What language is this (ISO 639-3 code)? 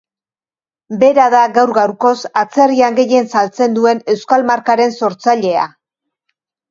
eus